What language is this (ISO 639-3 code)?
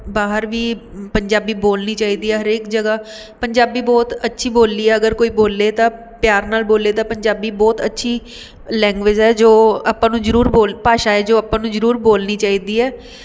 pan